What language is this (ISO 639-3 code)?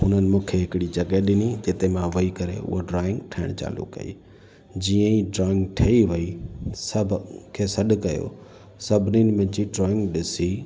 snd